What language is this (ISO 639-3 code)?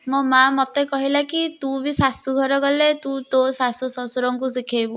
ori